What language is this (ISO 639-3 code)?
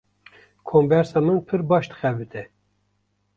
kur